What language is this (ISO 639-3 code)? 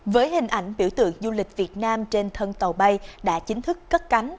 vie